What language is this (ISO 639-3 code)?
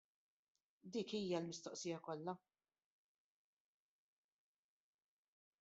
mlt